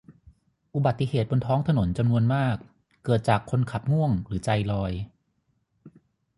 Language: Thai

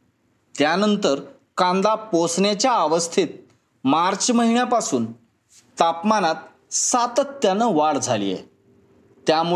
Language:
Marathi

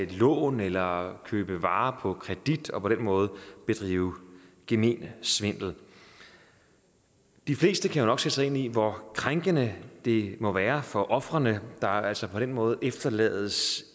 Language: Danish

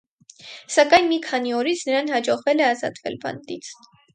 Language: Armenian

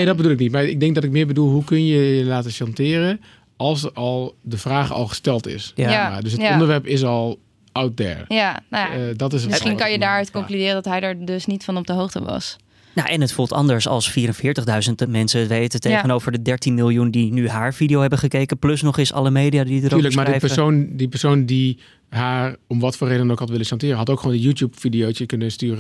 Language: Dutch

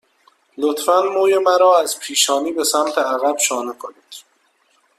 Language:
Persian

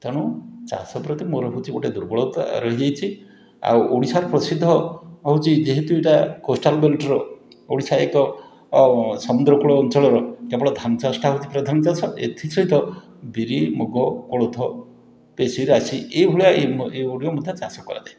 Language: Odia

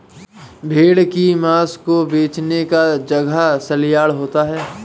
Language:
Hindi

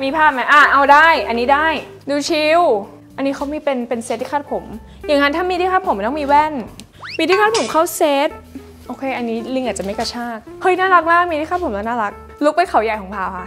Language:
Thai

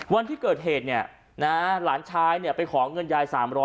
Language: Thai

